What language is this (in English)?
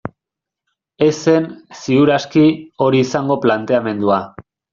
Basque